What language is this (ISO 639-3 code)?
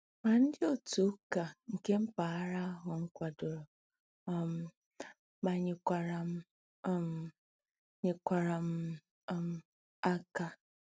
ibo